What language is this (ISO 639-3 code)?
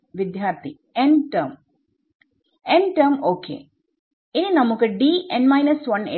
mal